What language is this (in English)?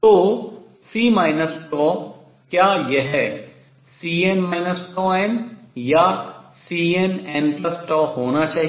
Hindi